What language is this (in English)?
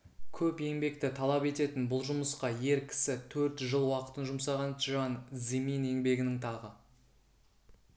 Kazakh